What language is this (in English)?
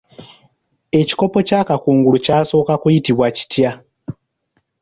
Ganda